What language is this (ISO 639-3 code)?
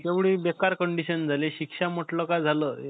mar